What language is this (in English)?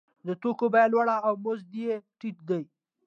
Pashto